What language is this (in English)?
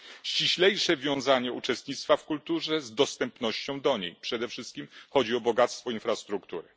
Polish